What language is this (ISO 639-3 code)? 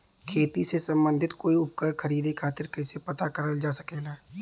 bho